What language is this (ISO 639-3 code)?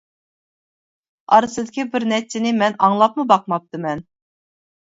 uig